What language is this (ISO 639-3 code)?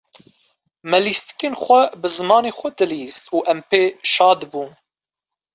kur